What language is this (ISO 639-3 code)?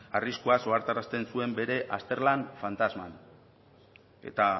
eus